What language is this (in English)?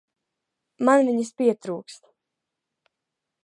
Latvian